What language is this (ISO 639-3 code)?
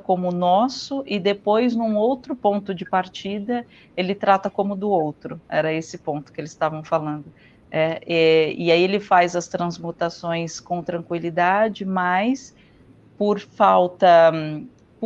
por